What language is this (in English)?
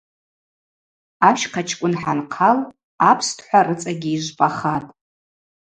Abaza